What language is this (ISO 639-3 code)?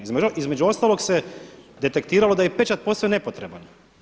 hrv